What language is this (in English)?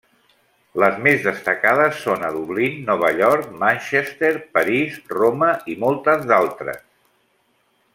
Catalan